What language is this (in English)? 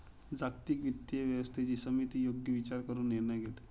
Marathi